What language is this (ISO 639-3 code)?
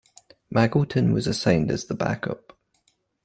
eng